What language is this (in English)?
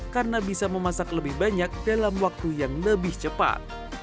Indonesian